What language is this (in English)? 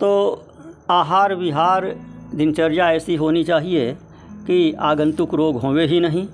Hindi